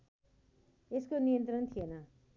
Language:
Nepali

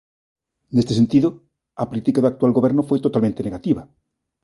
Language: Galician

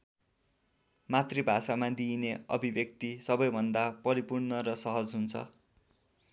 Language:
Nepali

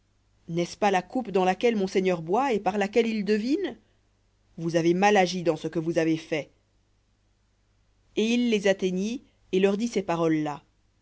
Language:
French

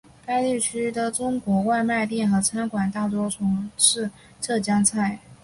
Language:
Chinese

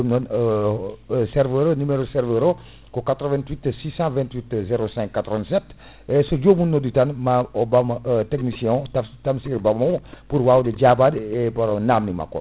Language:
Fula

